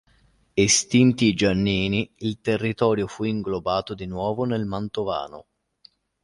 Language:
Italian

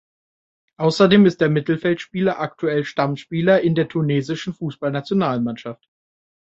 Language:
German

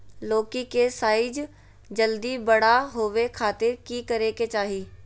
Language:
Magahi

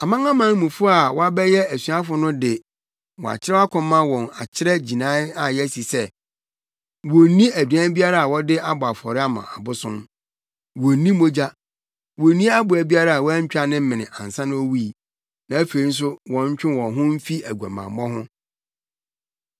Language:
Akan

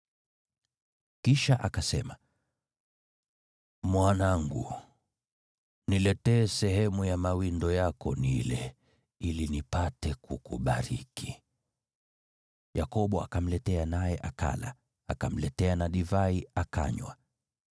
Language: Swahili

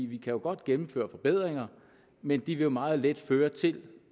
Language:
Danish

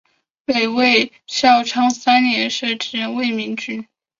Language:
Chinese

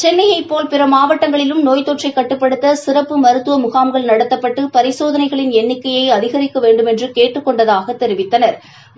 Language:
Tamil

